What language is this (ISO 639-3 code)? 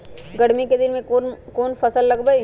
mag